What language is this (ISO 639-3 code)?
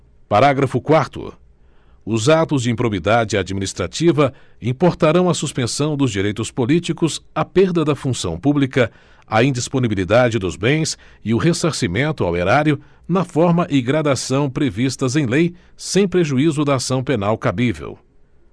por